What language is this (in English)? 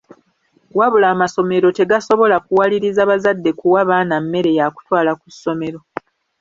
Ganda